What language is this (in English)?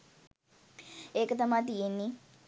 Sinhala